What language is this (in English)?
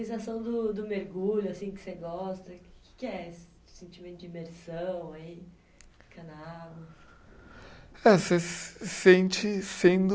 Portuguese